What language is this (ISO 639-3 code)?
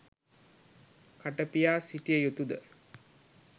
sin